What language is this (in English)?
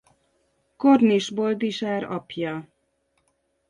Hungarian